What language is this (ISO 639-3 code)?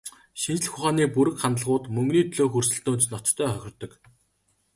mon